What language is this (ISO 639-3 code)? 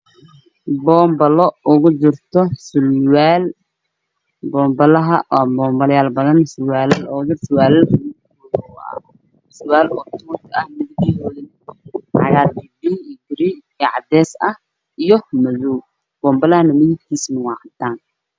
som